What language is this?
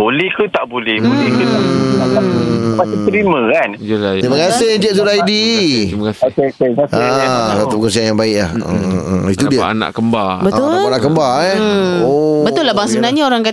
Malay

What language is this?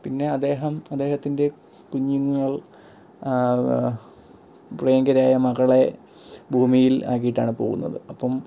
Malayalam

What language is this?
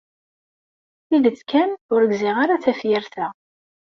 Kabyle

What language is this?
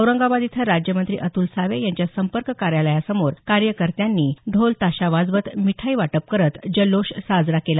Marathi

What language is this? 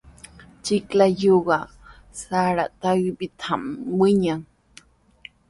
Sihuas Ancash Quechua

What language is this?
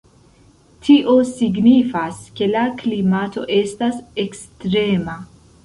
Esperanto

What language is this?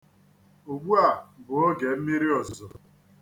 Igbo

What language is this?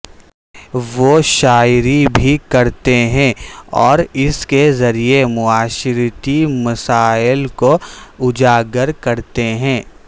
Urdu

